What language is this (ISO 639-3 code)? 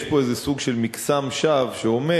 heb